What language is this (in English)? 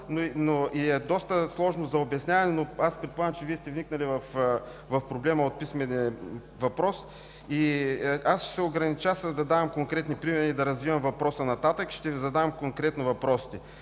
Bulgarian